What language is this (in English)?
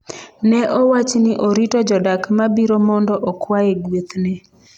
Luo (Kenya and Tanzania)